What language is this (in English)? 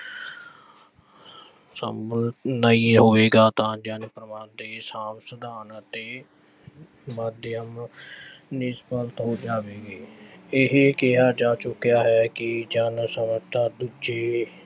Punjabi